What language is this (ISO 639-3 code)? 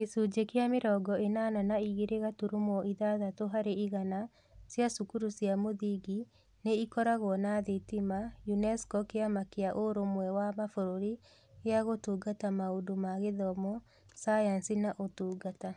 kik